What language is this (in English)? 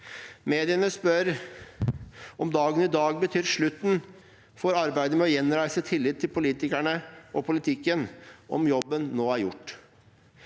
Norwegian